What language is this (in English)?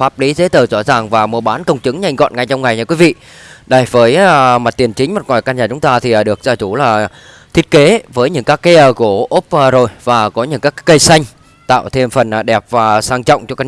Vietnamese